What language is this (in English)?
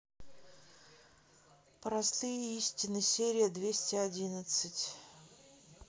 Russian